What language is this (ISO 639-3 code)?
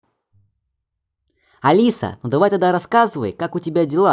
rus